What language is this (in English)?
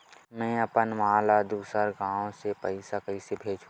Chhattisgarhi